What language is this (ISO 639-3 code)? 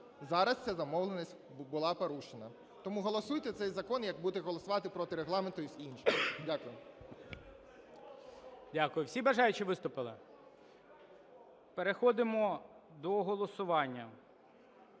ukr